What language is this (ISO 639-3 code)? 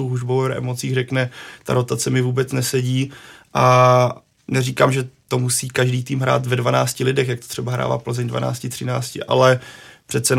ces